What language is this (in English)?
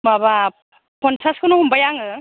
Bodo